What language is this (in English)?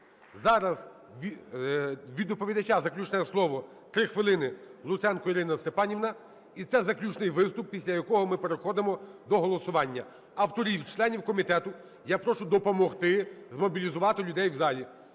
Ukrainian